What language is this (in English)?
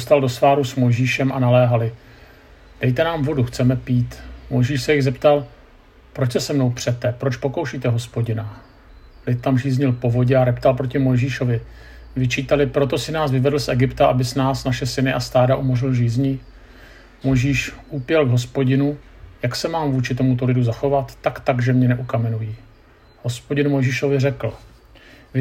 Czech